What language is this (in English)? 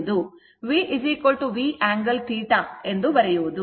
Kannada